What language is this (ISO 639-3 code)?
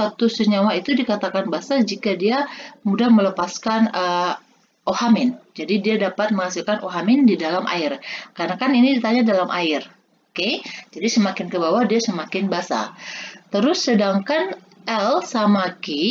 ind